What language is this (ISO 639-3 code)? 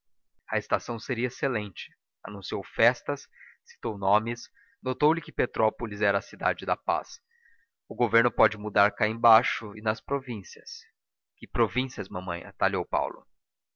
por